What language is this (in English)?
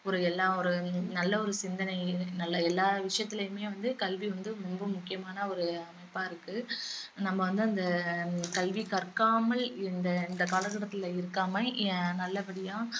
Tamil